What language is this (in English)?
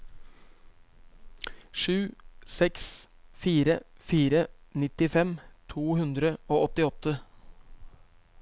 Norwegian